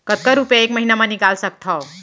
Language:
Chhattisgarhi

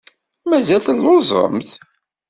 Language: Kabyle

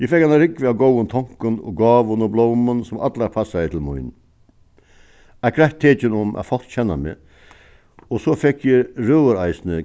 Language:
Faroese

